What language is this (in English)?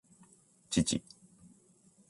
Japanese